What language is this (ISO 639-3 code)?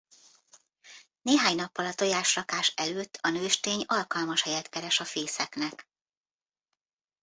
hun